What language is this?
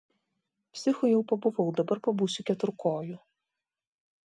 Lithuanian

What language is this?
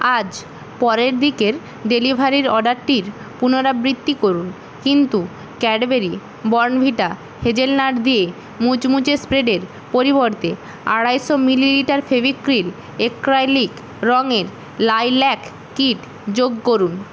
Bangla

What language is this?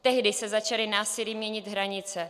Czech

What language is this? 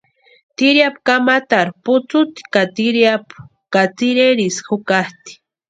Western Highland Purepecha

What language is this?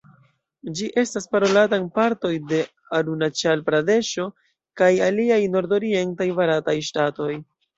Esperanto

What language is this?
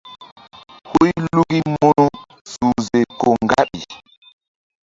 Mbum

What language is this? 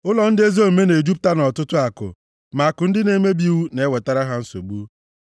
Igbo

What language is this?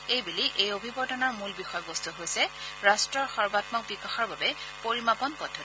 Assamese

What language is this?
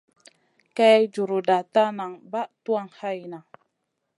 Masana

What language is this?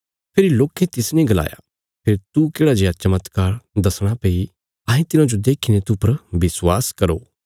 Bilaspuri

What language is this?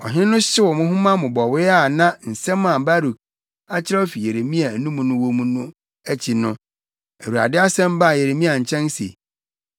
Akan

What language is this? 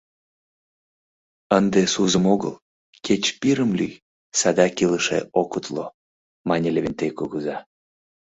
Mari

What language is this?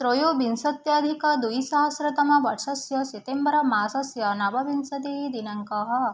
Sanskrit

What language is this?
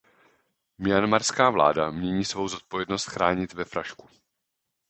Czech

